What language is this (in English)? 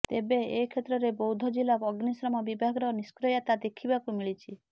Odia